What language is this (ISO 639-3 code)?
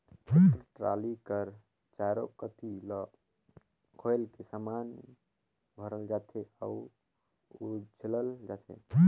hne